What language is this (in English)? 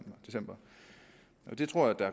Danish